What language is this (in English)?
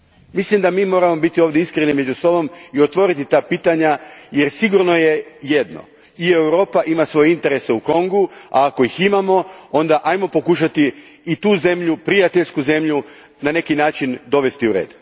Croatian